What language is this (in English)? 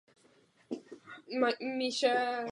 Czech